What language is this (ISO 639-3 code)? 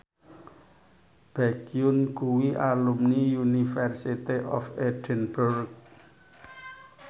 jav